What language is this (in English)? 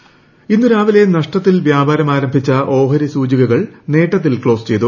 Malayalam